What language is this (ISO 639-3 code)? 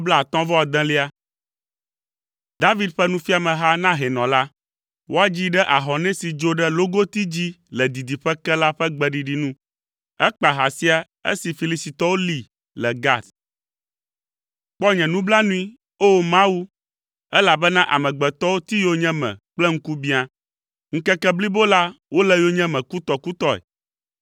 ewe